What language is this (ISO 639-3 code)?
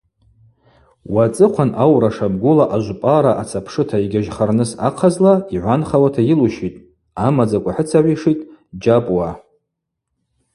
abq